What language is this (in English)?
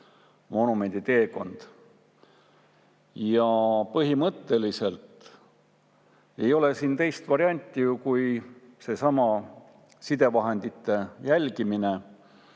Estonian